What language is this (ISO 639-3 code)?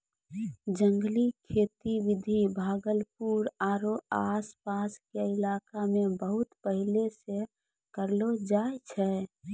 mai